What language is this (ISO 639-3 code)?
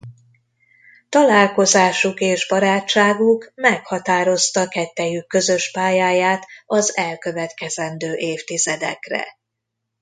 hun